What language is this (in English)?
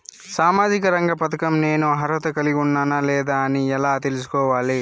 Telugu